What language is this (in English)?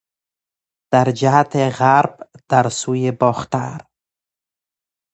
Persian